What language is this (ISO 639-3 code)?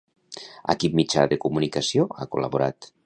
cat